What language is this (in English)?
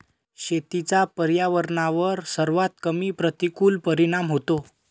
Marathi